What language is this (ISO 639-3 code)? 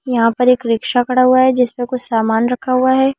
hin